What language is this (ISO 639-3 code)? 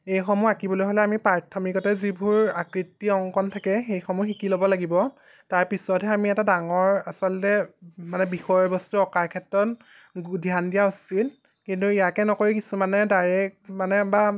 asm